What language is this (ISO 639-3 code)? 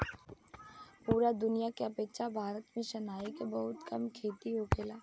bho